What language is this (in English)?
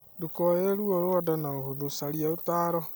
Kikuyu